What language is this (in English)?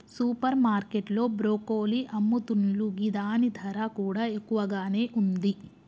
Telugu